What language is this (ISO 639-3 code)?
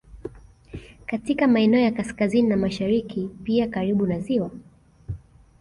swa